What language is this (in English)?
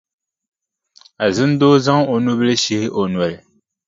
Dagbani